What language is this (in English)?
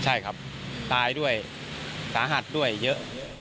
Thai